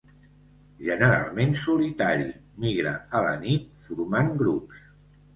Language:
Catalan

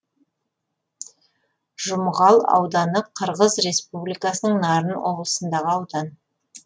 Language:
Kazakh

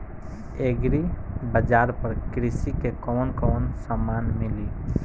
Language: Bhojpuri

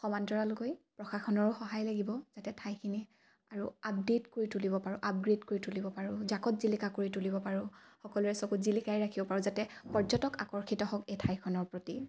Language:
Assamese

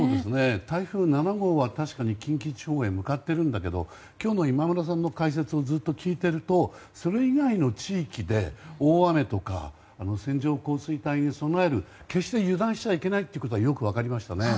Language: Japanese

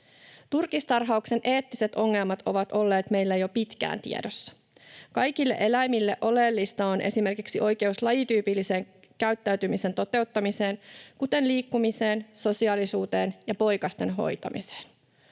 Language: Finnish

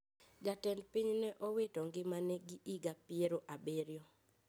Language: Luo (Kenya and Tanzania)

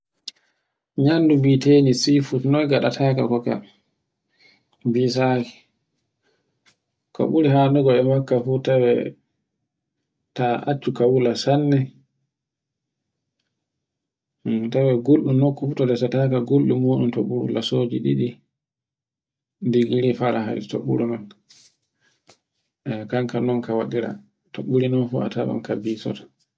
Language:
Borgu Fulfulde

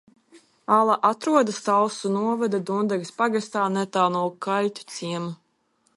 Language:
Latvian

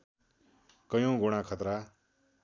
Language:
Nepali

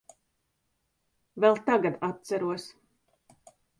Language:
Latvian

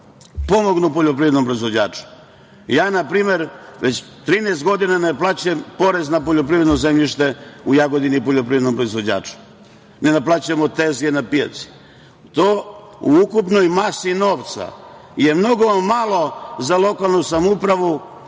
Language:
Serbian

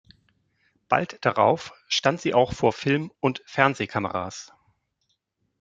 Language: German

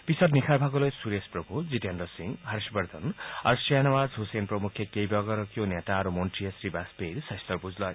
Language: Assamese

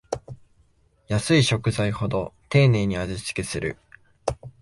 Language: Japanese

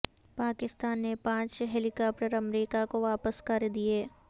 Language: Urdu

